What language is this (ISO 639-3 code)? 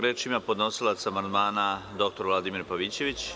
srp